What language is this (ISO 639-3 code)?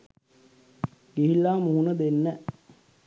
sin